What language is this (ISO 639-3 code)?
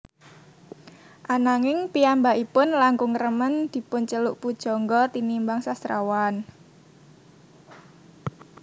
jav